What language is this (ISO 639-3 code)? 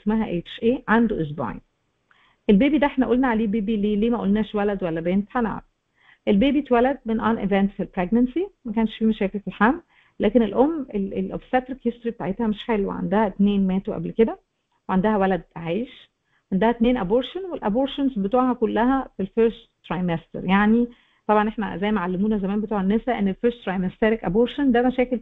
ara